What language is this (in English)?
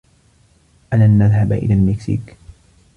Arabic